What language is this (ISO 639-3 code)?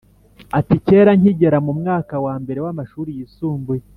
kin